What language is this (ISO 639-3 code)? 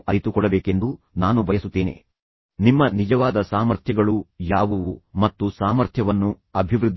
kan